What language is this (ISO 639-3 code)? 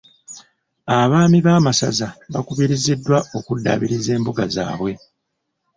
lug